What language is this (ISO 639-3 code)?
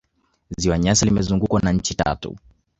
swa